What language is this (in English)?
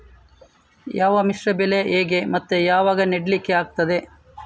Kannada